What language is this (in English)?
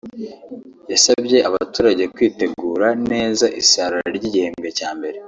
Kinyarwanda